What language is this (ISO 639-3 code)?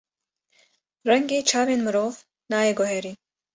kur